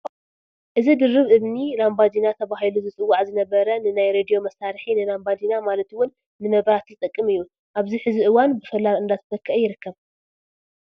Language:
Tigrinya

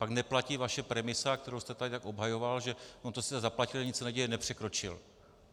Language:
Czech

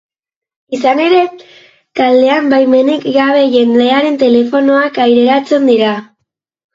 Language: Basque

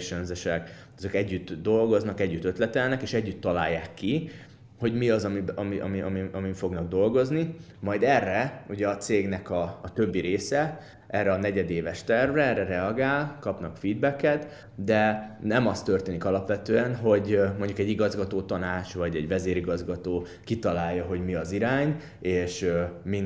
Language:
Hungarian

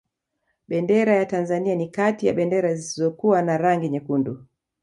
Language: Swahili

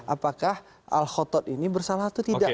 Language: Indonesian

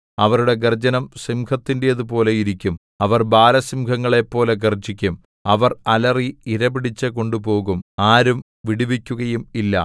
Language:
Malayalam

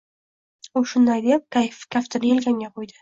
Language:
Uzbek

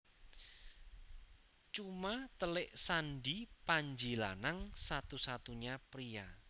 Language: Javanese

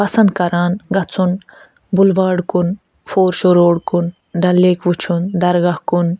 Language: Kashmiri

